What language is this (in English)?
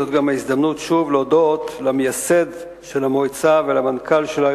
Hebrew